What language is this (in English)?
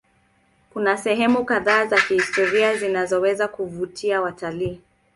Swahili